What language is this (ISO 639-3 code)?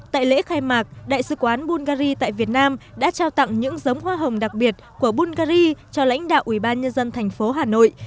vie